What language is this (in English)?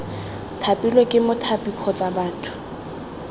Tswana